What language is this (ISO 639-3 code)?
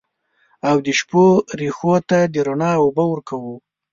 pus